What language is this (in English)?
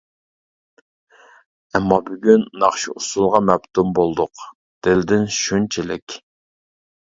Uyghur